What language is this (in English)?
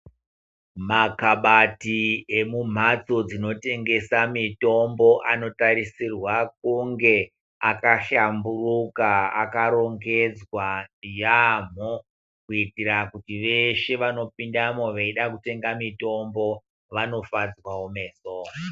Ndau